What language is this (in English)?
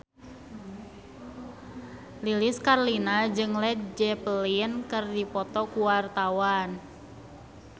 Sundanese